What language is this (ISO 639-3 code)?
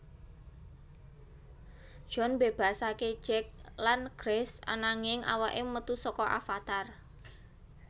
jav